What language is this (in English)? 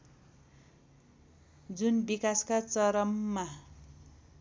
Nepali